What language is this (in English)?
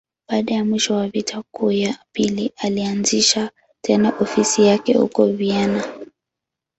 Swahili